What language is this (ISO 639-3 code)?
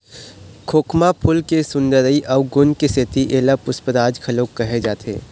hne